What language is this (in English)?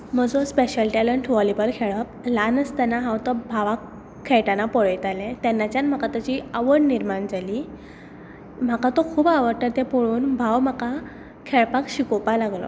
Konkani